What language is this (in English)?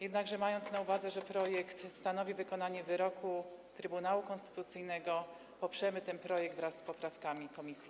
Polish